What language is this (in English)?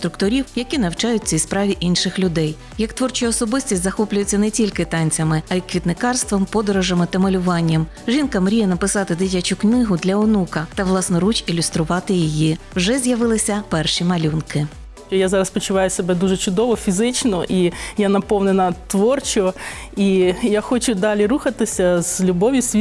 Ukrainian